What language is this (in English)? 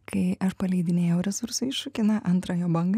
Lithuanian